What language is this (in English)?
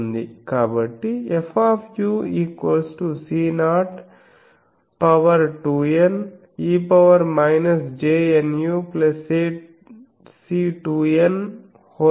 Telugu